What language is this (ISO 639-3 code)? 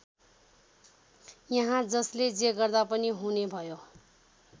nep